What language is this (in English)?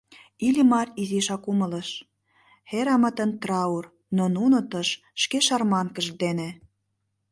Mari